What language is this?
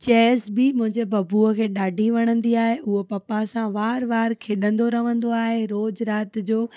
Sindhi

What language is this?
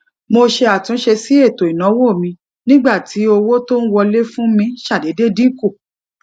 Yoruba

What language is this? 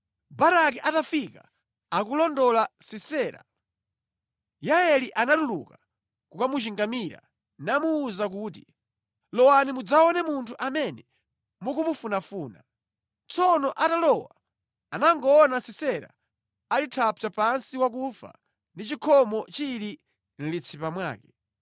Nyanja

